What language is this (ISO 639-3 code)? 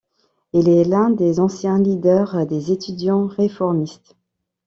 fra